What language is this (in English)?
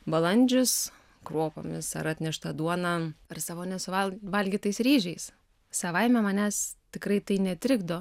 Lithuanian